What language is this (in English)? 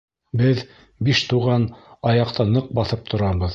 Bashkir